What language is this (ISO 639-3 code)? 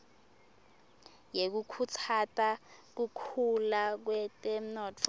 ssw